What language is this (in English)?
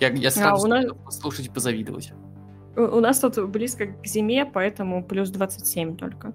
Russian